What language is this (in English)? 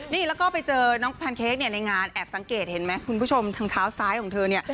Thai